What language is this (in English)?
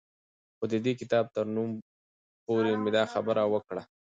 Pashto